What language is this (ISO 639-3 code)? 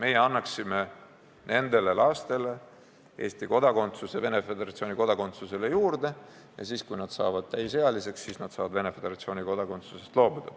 est